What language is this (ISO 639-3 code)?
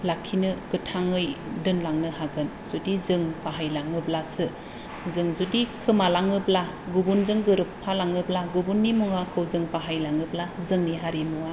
brx